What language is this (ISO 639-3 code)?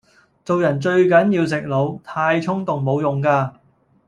yue